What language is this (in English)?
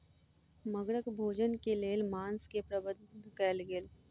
Maithili